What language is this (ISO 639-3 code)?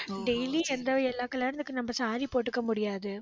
tam